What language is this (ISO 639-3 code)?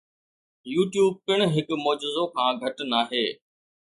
snd